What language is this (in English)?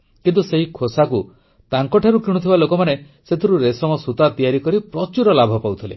Odia